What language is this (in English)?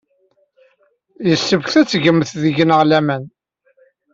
Kabyle